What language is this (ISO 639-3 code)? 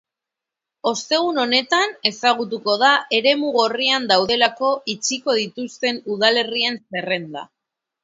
eus